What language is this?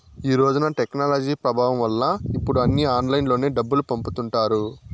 Telugu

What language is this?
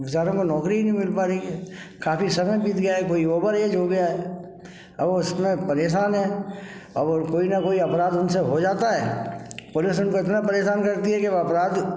Hindi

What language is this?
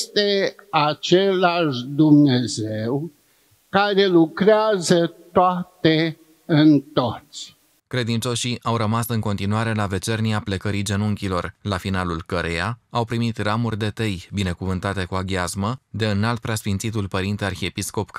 Romanian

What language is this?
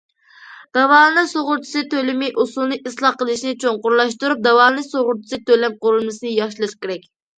Uyghur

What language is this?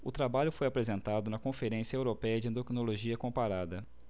Portuguese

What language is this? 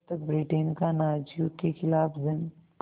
Hindi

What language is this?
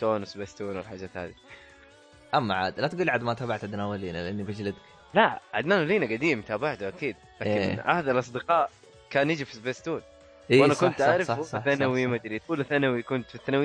Arabic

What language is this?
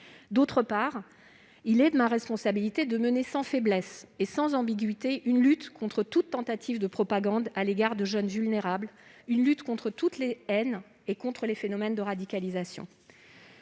French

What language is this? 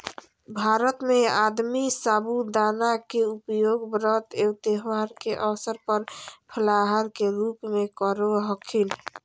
Magahi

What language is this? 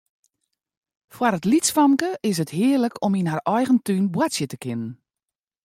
Western Frisian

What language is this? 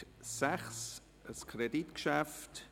Swiss German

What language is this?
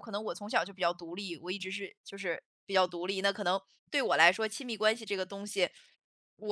Chinese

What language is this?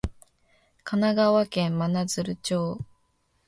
Japanese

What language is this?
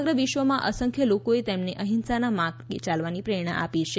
Gujarati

